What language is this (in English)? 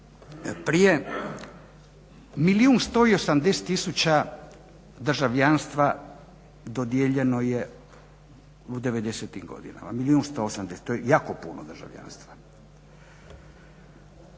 Croatian